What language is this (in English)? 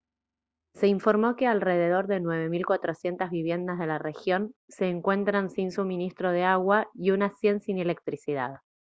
Spanish